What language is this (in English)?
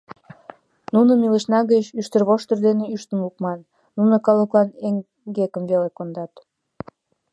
Mari